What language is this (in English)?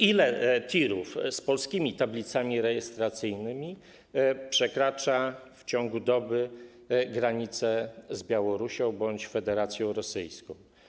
Polish